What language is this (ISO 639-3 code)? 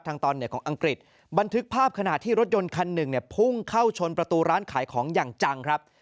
tha